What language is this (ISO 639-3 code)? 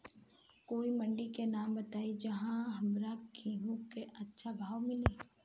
bho